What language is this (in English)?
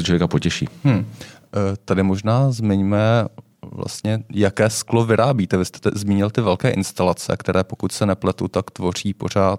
Czech